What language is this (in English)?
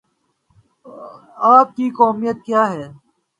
Urdu